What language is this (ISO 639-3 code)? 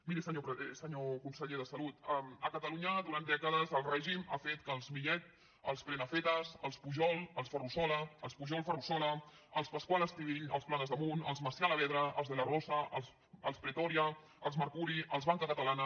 cat